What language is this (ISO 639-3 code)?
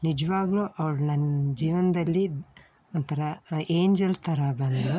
kan